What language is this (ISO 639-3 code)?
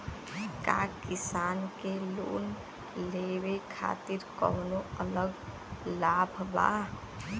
bho